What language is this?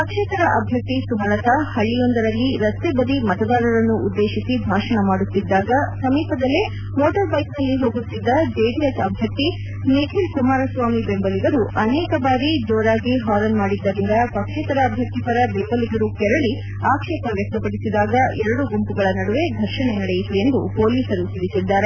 Kannada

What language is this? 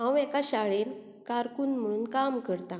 Konkani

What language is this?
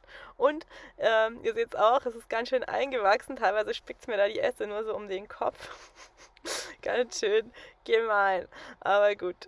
German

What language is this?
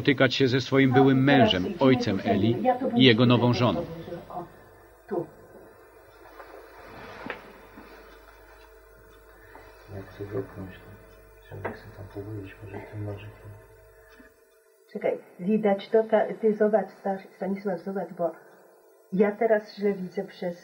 Polish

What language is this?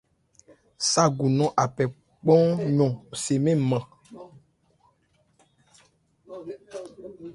Ebrié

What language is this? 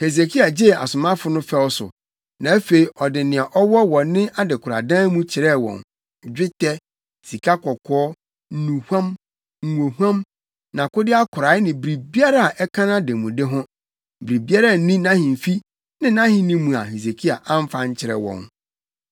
Akan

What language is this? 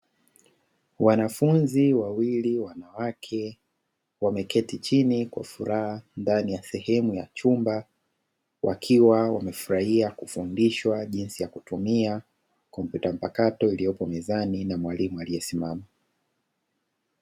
Swahili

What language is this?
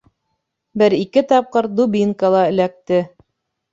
Bashkir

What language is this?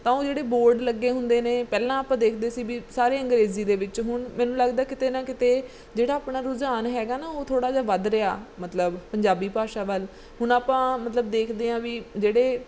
Punjabi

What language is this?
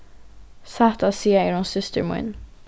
Faroese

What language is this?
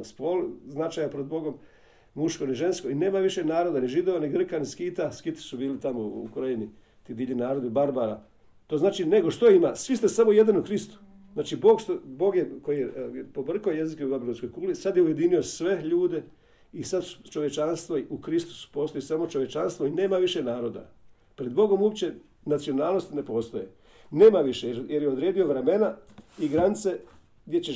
Croatian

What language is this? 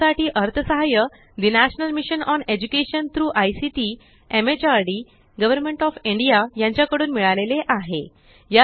Marathi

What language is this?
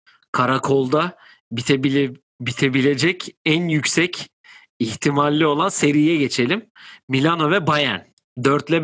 Turkish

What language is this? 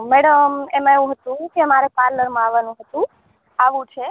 Gujarati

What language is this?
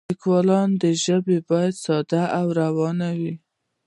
Pashto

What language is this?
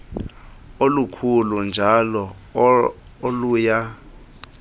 Xhosa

